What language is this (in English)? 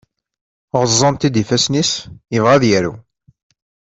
Kabyle